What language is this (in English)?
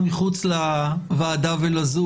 Hebrew